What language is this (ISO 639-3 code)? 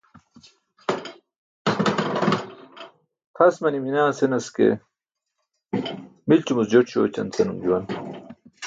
bsk